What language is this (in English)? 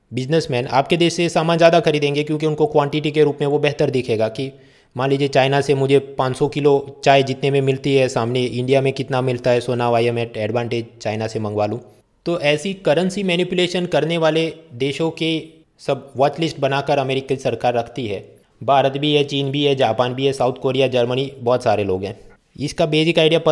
Hindi